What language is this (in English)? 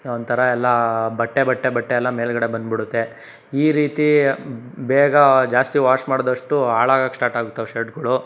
Kannada